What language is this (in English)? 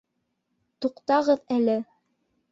Bashkir